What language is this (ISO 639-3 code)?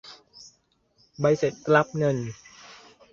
tha